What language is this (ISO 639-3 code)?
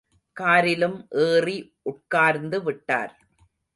tam